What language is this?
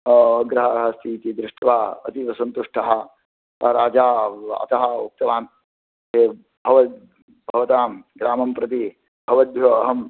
Sanskrit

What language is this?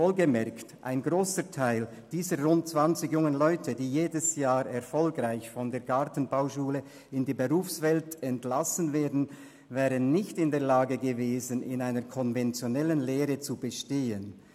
Swiss German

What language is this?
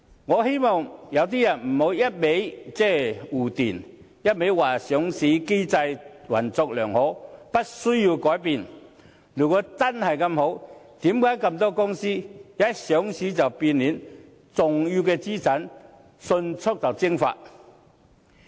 Cantonese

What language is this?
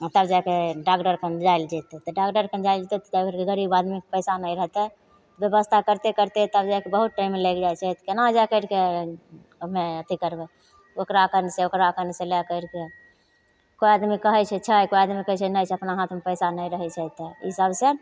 Maithili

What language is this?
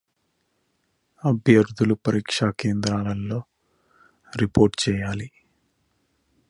Telugu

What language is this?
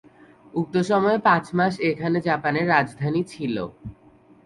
Bangla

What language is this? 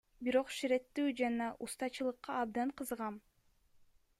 Kyrgyz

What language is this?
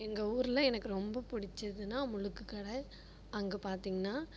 Tamil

